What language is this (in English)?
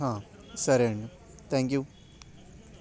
Telugu